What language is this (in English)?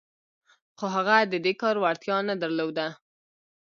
Pashto